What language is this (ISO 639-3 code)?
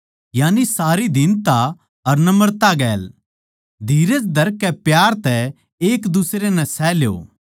bgc